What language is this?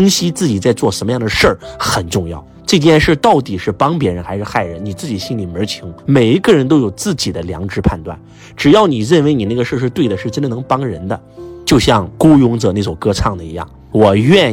Chinese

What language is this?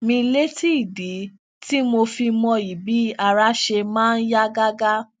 Yoruba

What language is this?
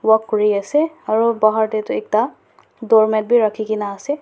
Naga Pidgin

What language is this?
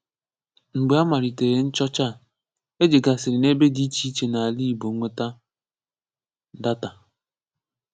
Igbo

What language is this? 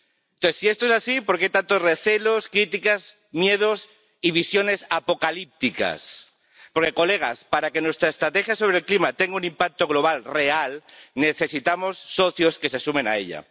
Spanish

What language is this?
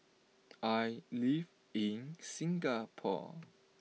English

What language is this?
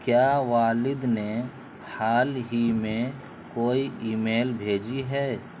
Urdu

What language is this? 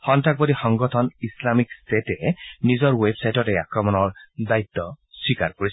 Assamese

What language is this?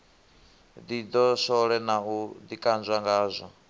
Venda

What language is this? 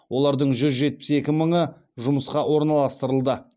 Kazakh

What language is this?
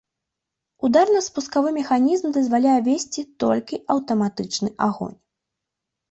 Belarusian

